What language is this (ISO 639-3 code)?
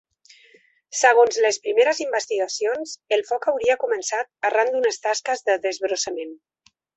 cat